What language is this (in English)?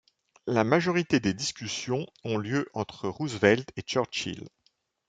French